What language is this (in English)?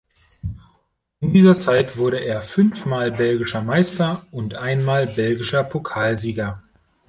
German